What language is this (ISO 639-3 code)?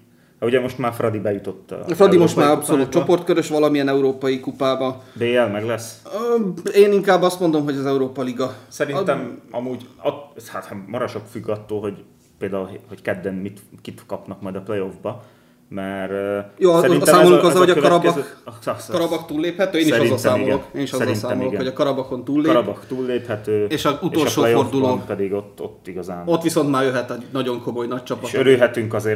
hun